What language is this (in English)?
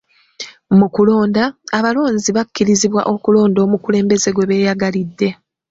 Ganda